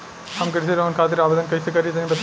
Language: Bhojpuri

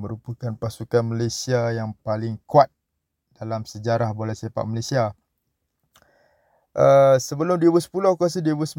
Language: Malay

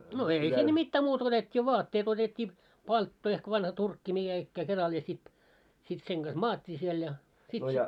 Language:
Finnish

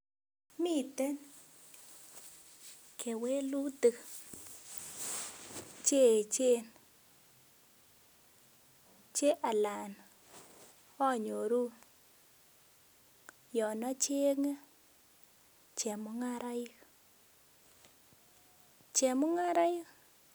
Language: Kalenjin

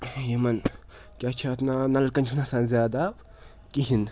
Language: Kashmiri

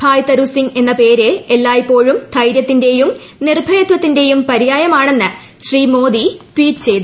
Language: Malayalam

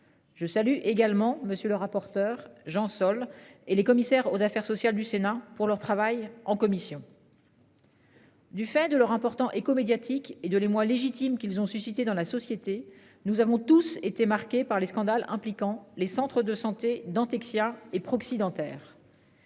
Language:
French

